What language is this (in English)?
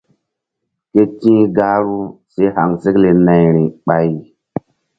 Mbum